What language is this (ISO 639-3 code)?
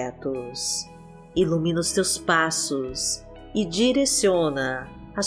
por